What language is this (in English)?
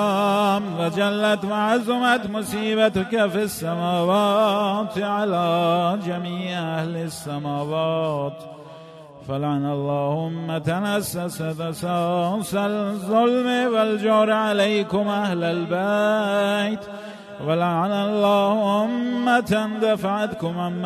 Persian